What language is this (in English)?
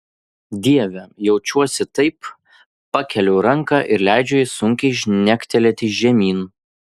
Lithuanian